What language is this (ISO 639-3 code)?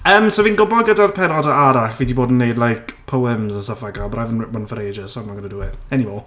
cym